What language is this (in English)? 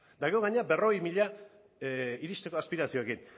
Basque